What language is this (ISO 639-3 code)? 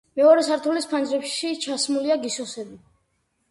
kat